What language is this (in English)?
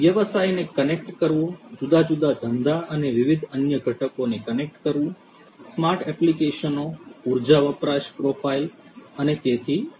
Gujarati